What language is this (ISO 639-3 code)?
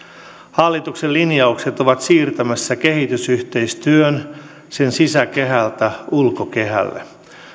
fin